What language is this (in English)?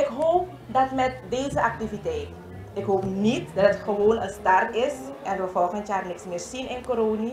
Dutch